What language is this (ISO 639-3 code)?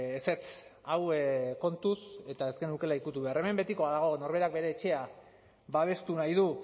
eus